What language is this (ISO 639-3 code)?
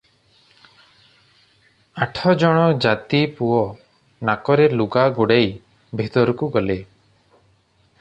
ori